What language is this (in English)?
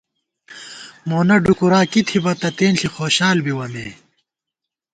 Gawar-Bati